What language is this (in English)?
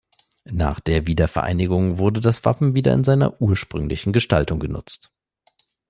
German